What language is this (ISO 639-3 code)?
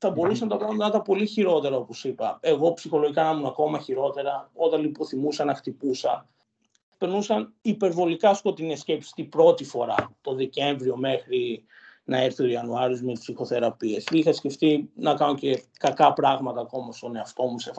ell